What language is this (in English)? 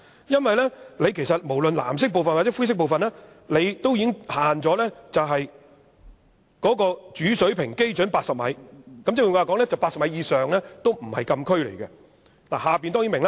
Cantonese